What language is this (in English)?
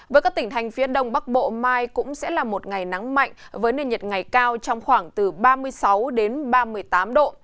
Vietnamese